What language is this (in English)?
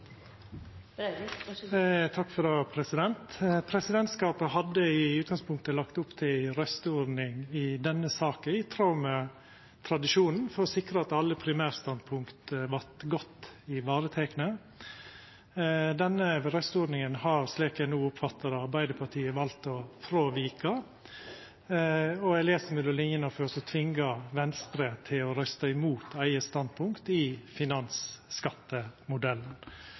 Norwegian Nynorsk